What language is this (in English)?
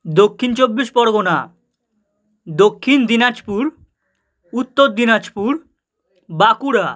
Bangla